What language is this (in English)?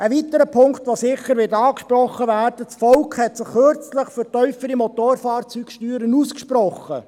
Swiss German